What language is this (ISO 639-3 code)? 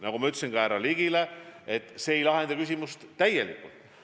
est